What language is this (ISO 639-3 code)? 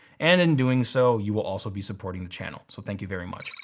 eng